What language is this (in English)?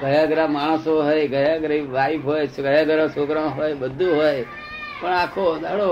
Gujarati